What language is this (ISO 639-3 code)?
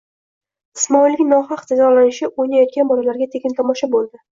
uzb